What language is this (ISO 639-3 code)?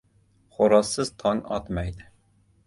uzb